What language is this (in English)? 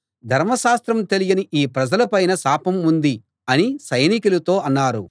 Telugu